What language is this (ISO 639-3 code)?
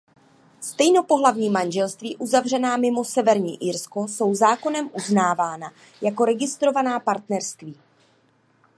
ces